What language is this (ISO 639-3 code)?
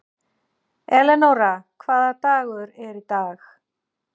isl